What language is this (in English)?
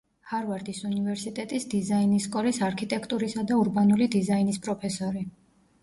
Georgian